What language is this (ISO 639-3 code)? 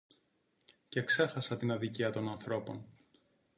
ell